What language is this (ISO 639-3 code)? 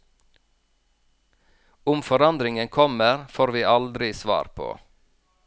nor